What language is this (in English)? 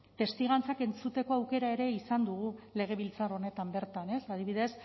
Basque